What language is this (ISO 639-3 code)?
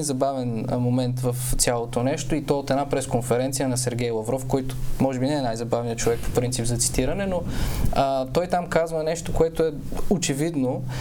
bul